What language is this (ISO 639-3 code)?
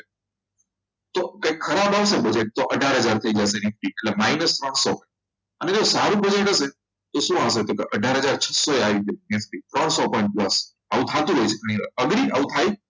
guj